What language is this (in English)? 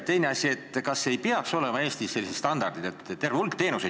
Estonian